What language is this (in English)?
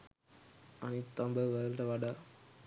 Sinhala